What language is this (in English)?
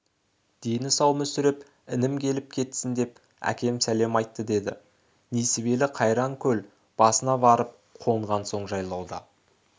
Kazakh